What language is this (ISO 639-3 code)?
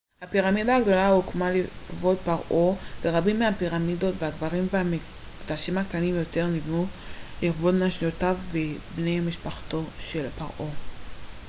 heb